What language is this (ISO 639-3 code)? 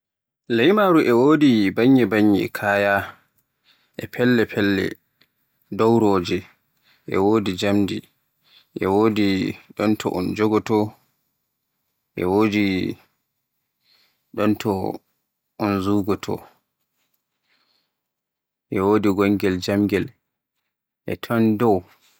fue